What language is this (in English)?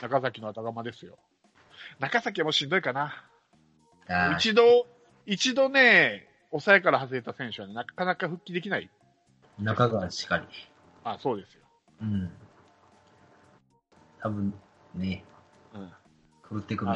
Japanese